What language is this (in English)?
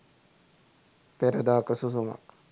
Sinhala